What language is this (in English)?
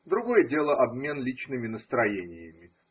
Russian